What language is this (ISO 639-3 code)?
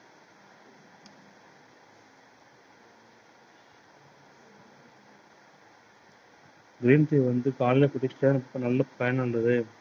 tam